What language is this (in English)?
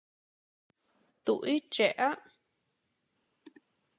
Vietnamese